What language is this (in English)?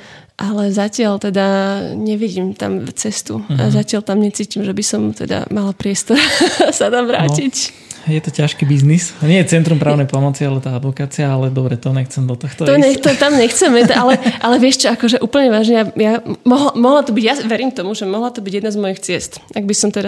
Slovak